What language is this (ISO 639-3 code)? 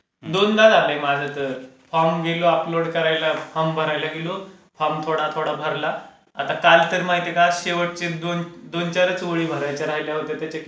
mar